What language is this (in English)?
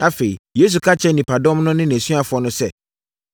Akan